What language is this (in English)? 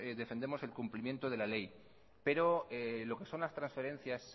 Spanish